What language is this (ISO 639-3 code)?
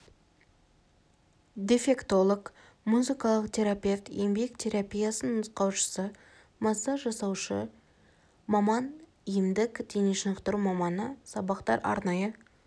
kaz